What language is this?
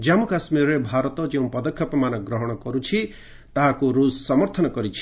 Odia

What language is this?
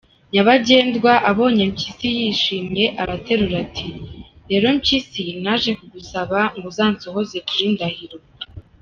Kinyarwanda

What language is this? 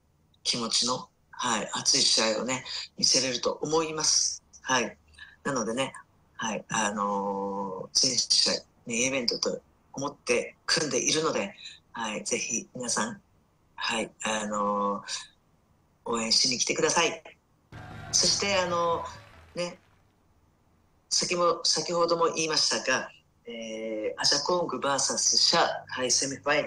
Japanese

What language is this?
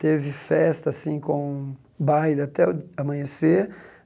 Portuguese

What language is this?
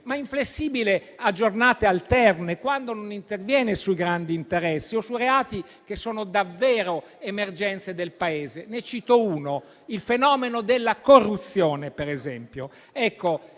Italian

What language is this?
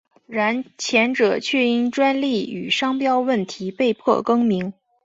Chinese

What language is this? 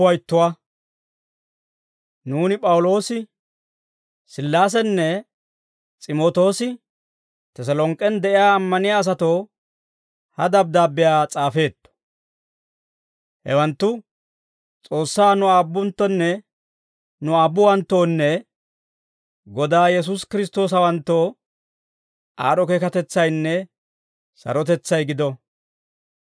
Dawro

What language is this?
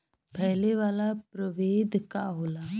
Bhojpuri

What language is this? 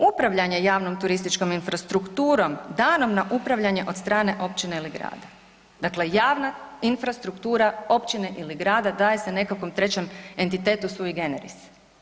Croatian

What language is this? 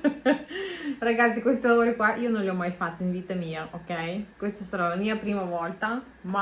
Italian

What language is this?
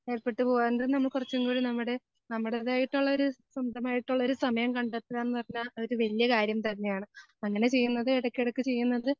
Malayalam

